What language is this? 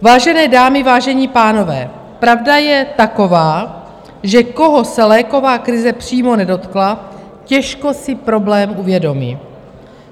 Czech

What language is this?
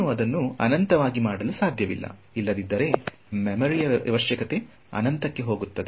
Kannada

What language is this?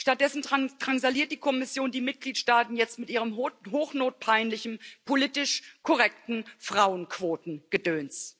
German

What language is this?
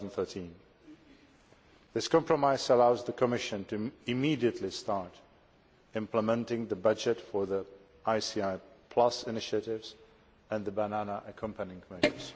English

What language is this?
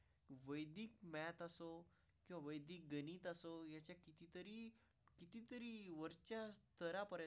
Marathi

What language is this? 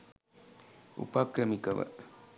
Sinhala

